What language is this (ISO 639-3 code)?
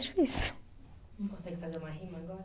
por